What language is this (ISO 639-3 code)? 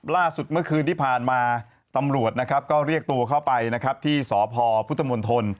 tha